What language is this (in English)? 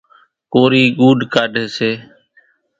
Kachi Koli